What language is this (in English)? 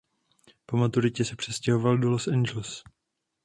Czech